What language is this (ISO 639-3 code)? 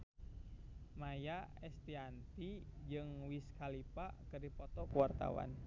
sun